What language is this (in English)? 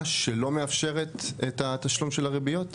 Hebrew